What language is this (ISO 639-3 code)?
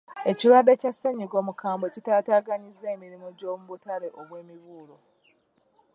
lug